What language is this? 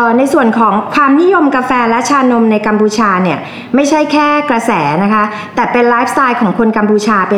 Thai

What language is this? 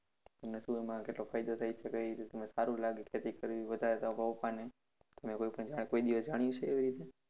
Gujarati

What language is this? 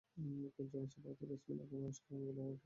Bangla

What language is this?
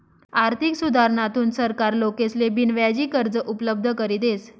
Marathi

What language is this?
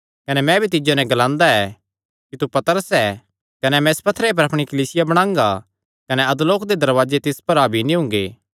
Kangri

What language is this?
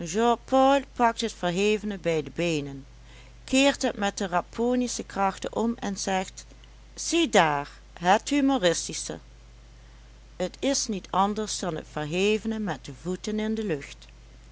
Dutch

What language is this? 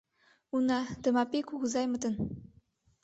Mari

